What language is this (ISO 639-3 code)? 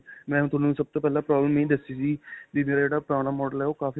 pan